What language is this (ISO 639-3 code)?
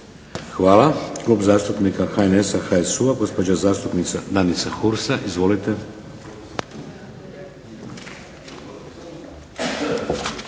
hrv